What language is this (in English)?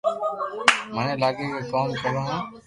Loarki